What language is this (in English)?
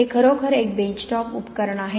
Marathi